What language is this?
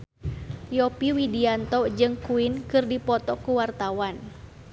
Sundanese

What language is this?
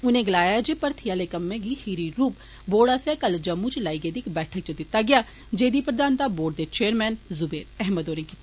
Dogri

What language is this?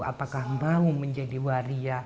Indonesian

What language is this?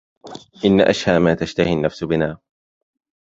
Arabic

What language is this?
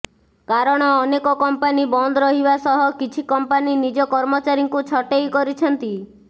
Odia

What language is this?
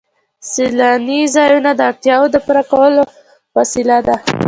Pashto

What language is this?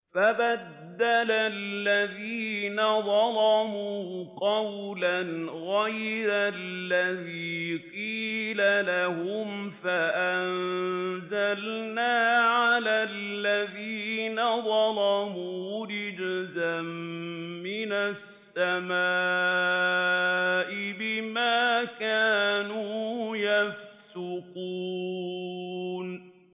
Arabic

